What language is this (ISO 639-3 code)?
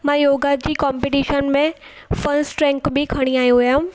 snd